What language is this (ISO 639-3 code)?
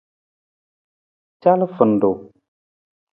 nmz